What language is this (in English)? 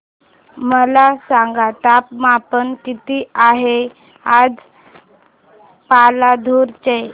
Marathi